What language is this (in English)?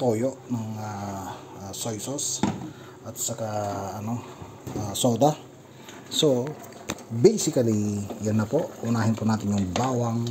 Filipino